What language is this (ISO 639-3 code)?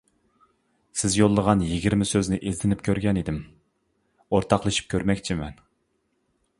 uig